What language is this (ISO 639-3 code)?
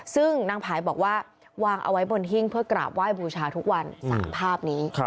tha